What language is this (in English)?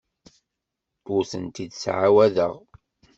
Kabyle